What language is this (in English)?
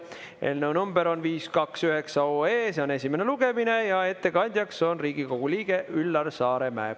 Estonian